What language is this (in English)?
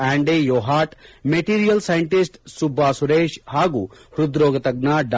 Kannada